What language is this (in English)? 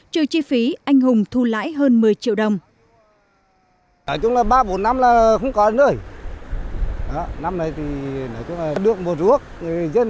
Vietnamese